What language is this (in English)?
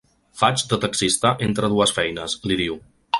Catalan